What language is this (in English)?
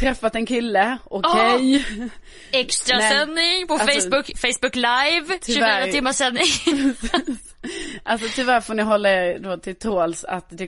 Swedish